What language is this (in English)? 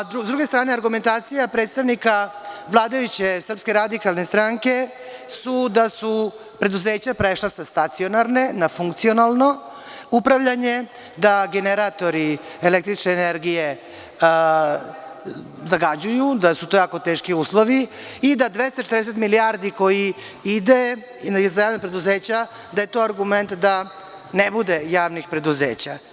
Serbian